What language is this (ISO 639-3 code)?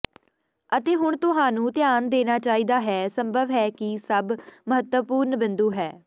pan